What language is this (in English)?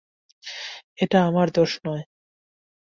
Bangla